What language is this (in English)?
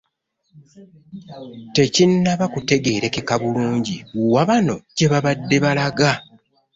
Ganda